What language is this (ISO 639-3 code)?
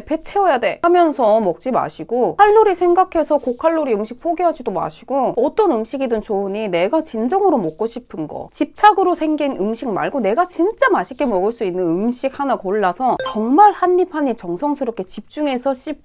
kor